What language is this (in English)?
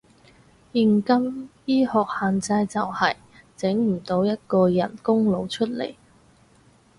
Cantonese